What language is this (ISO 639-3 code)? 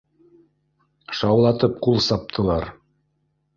bak